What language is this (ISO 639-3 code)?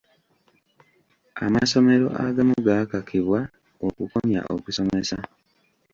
lug